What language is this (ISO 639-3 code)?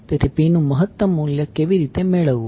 guj